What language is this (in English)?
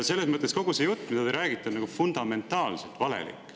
Estonian